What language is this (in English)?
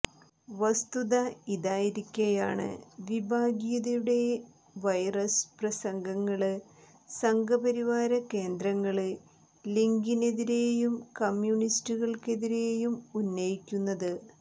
Malayalam